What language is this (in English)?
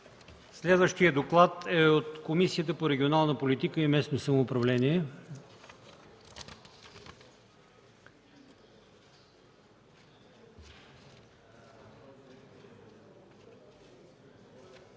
Bulgarian